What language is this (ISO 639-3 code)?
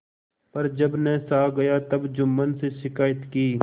hin